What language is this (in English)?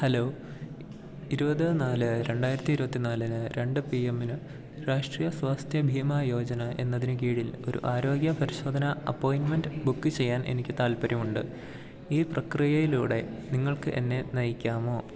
Malayalam